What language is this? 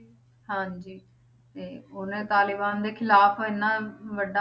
Punjabi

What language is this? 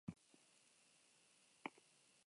Basque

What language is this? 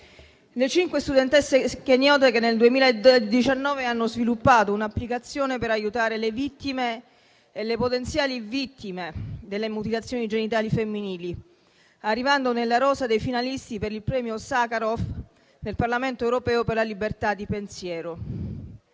Italian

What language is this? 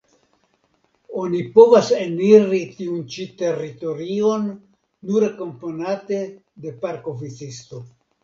Esperanto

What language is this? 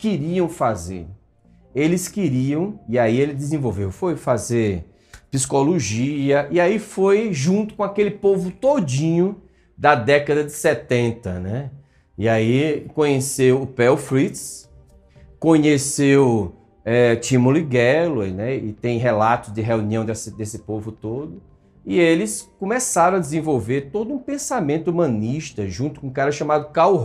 Portuguese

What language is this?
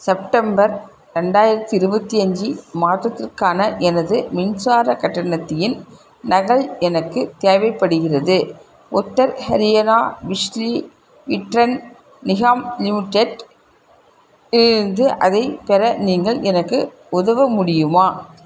Tamil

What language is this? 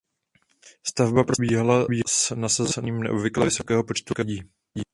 Czech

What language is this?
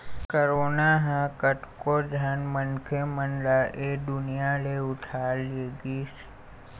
Chhattisgarhi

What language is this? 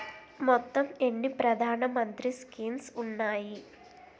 Telugu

